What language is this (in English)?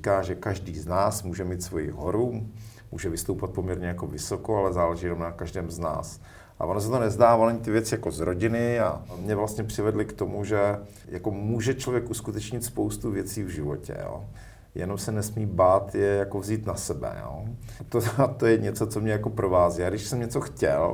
Czech